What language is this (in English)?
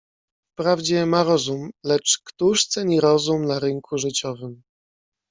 Polish